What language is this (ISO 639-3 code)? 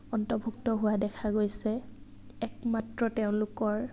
asm